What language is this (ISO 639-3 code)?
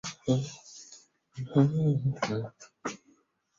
zho